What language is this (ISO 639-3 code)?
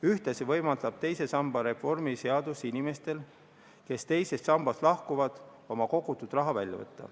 est